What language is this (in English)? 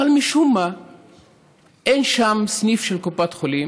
Hebrew